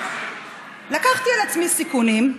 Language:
Hebrew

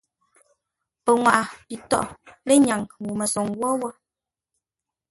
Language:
Ngombale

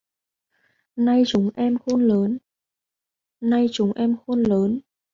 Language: Vietnamese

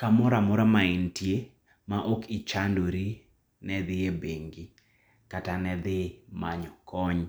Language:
Luo (Kenya and Tanzania)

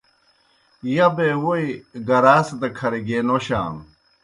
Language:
Kohistani Shina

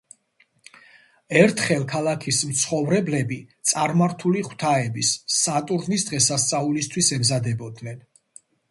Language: Georgian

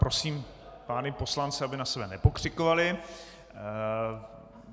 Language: Czech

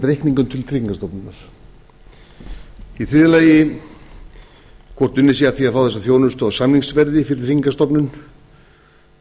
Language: Icelandic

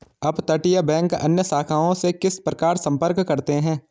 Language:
Hindi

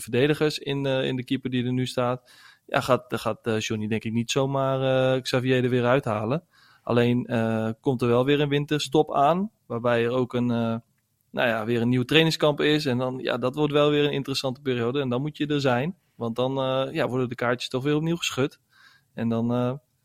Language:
Dutch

